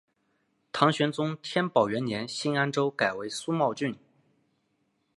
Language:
Chinese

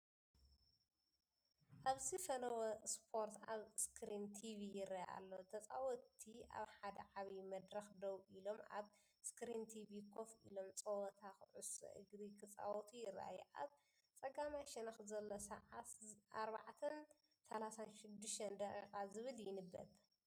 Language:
Tigrinya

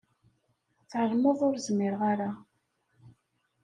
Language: Kabyle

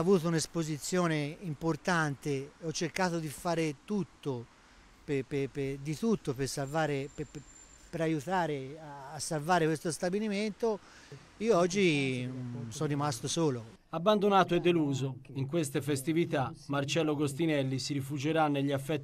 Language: Italian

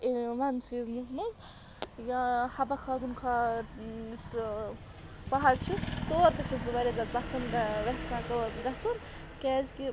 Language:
Kashmiri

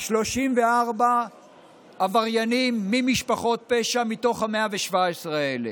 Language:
Hebrew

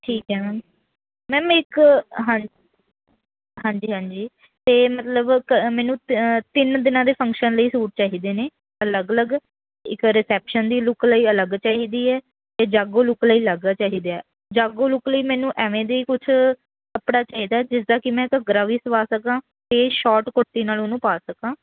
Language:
Punjabi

